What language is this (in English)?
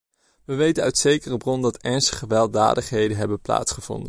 Dutch